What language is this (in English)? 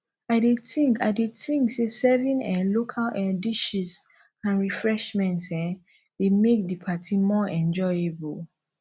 Nigerian Pidgin